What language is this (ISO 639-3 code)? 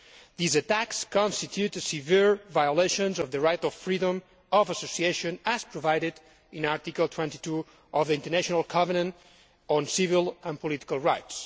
eng